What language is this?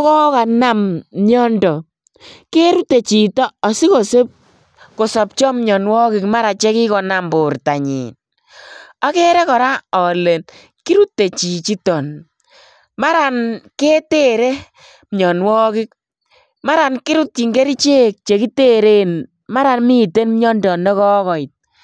Kalenjin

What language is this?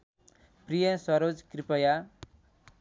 Nepali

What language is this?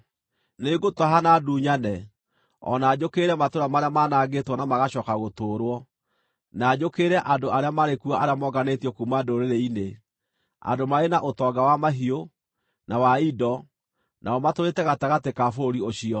Kikuyu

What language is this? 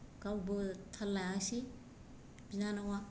Bodo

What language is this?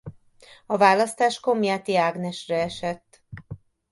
Hungarian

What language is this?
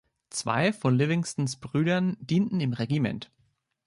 German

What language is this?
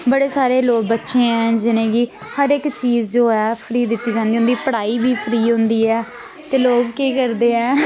Dogri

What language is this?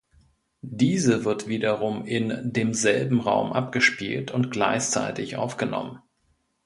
German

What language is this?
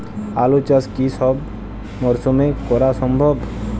Bangla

